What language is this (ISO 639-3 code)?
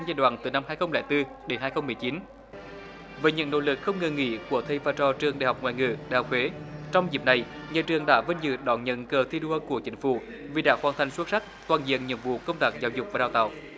vie